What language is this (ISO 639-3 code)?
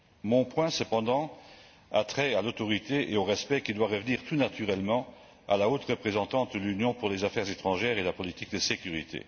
fra